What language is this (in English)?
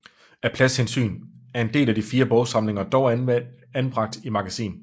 Danish